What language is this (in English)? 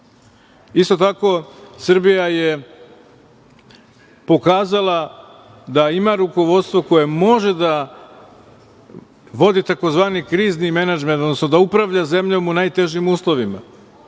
Serbian